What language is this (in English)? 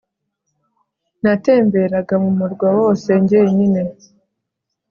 Kinyarwanda